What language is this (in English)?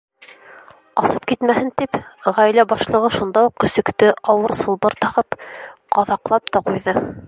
Bashkir